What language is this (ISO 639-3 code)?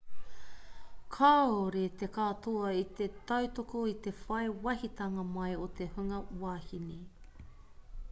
mri